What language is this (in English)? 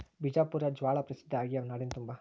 Kannada